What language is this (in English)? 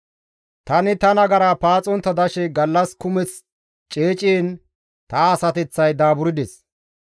Gamo